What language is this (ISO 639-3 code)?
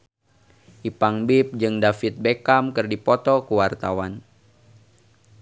sun